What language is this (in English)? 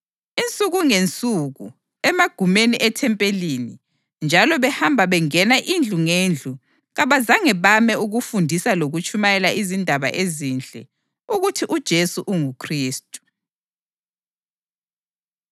North Ndebele